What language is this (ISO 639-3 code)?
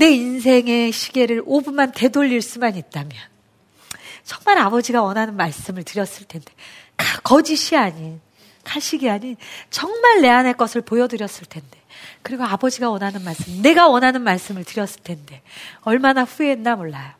kor